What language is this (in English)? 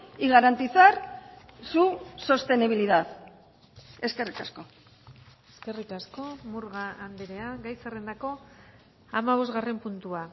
Basque